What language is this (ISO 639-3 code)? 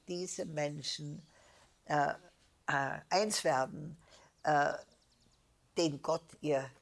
deu